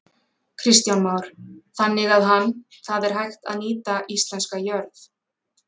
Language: Icelandic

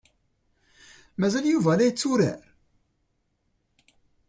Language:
Kabyle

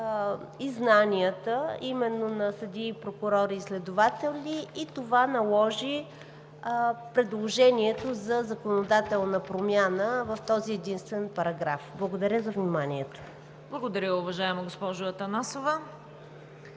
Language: Bulgarian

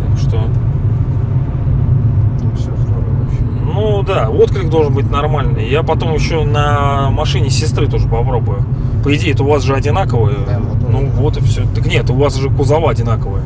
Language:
Russian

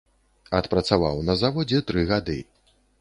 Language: Belarusian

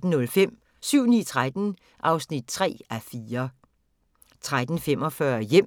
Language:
Danish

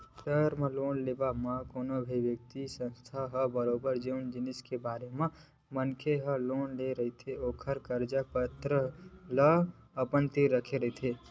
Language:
Chhattisgarhi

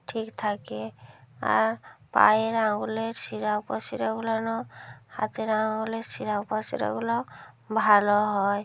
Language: Bangla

